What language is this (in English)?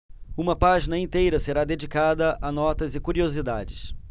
Portuguese